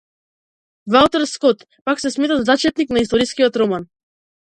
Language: Macedonian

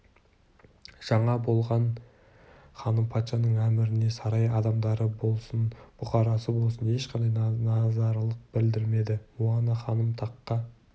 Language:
Kazakh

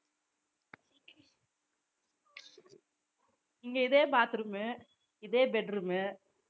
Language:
Tamil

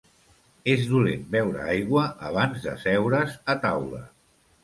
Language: Catalan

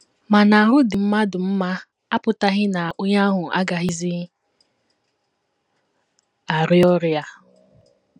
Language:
Igbo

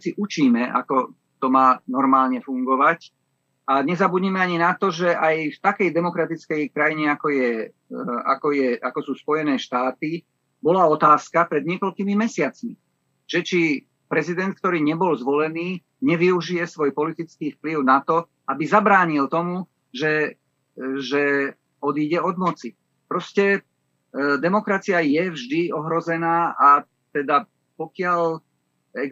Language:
Slovak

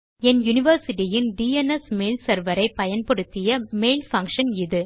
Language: Tamil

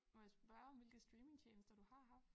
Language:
Danish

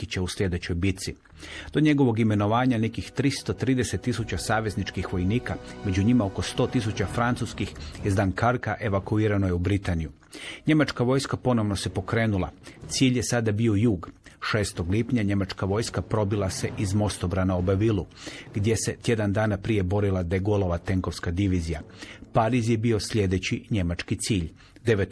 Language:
Croatian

